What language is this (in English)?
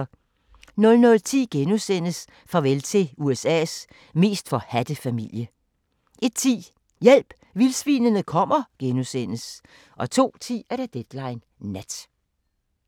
Danish